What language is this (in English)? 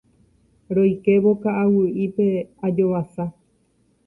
Guarani